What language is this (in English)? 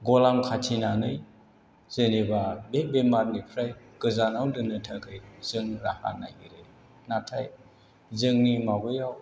Bodo